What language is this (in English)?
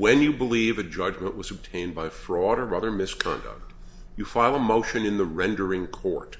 English